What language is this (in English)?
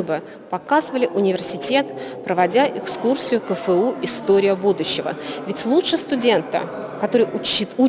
Russian